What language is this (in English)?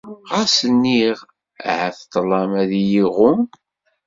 Kabyle